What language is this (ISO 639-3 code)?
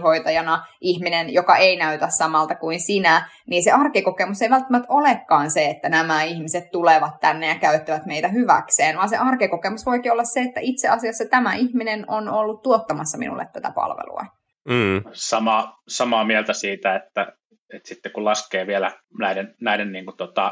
fin